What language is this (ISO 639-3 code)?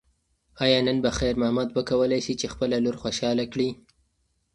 pus